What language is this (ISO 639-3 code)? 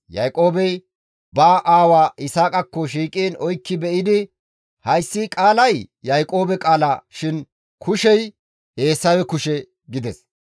gmv